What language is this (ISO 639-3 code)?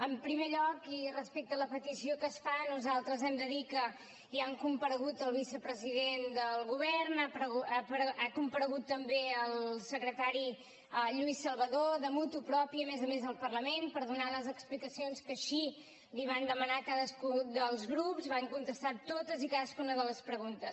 cat